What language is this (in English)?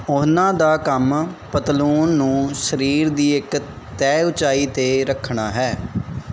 Punjabi